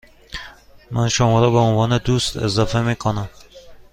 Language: Persian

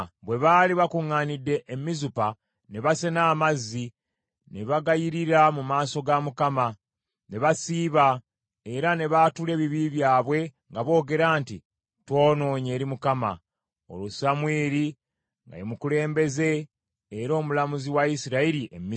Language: Ganda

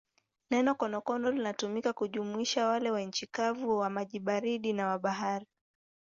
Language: Swahili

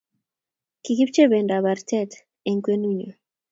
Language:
Kalenjin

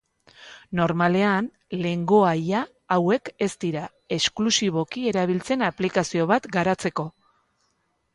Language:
Basque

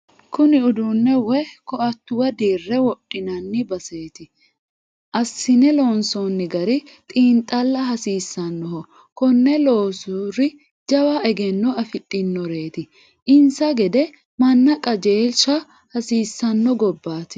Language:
Sidamo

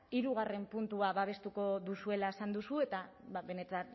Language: Basque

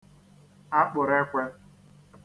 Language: Igbo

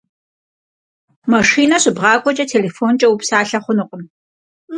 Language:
Kabardian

